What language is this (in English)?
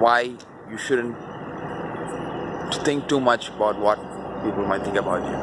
English